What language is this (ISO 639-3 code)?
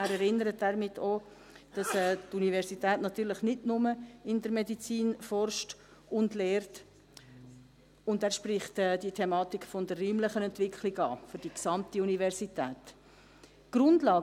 gsw